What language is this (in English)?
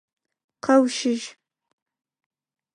Adyghe